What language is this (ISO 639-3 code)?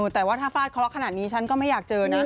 tha